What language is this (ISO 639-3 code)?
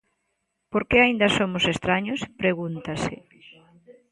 glg